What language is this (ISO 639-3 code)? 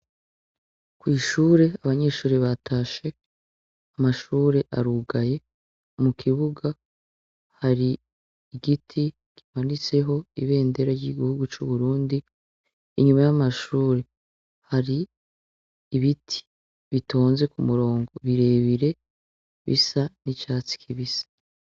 run